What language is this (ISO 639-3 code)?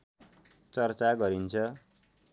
nep